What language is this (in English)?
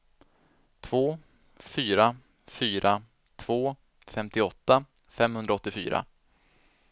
Swedish